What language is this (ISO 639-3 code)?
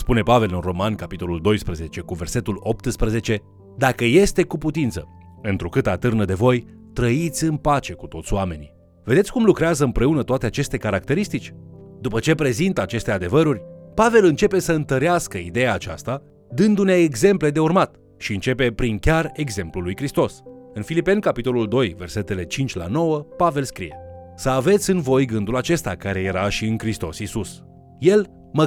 ron